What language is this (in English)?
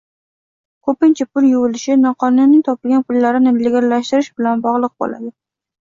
Uzbek